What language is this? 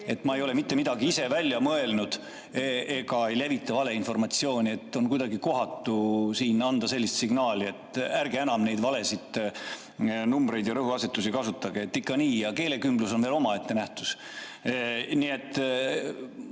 Estonian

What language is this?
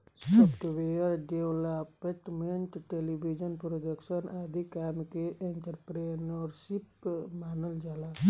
Bhojpuri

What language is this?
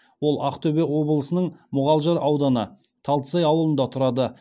Kazakh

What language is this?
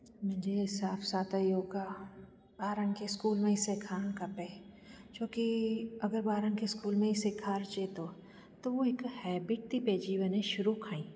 Sindhi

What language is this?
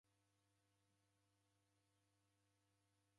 Taita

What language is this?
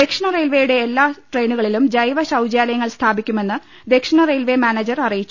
Malayalam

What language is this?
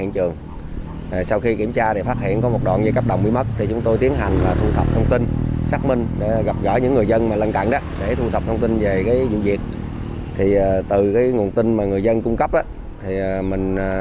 Vietnamese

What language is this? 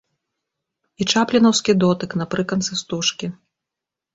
Belarusian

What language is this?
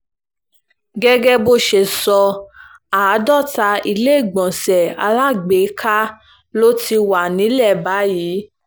Yoruba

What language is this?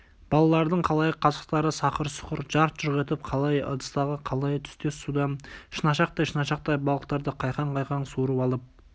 Kazakh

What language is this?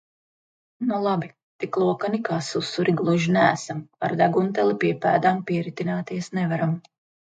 Latvian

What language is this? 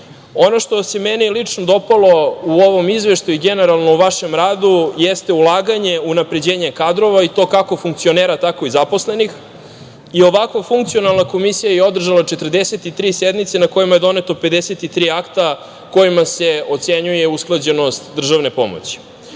Serbian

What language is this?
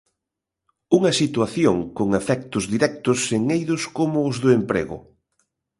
Galician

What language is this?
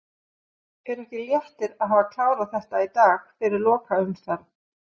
Icelandic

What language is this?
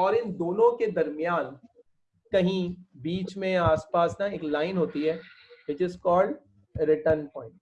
Hindi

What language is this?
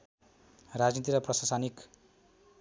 Nepali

